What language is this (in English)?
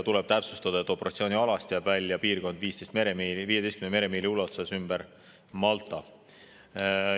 Estonian